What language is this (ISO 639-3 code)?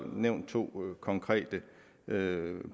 dan